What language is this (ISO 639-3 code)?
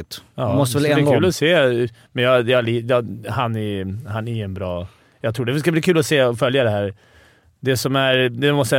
swe